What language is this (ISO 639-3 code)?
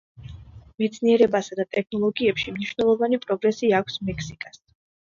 kat